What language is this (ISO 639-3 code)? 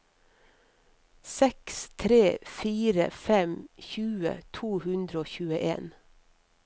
nor